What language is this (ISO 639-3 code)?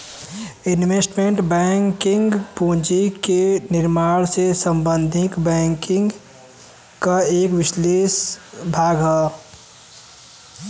bho